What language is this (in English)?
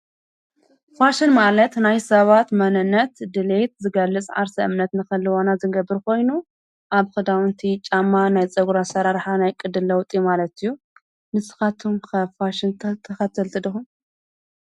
Tigrinya